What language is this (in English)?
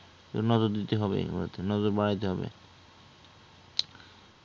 Bangla